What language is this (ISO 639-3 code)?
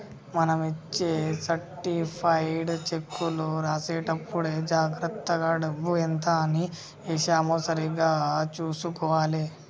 tel